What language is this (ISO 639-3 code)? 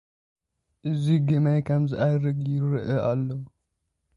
tir